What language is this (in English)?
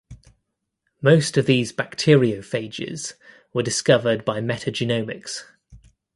English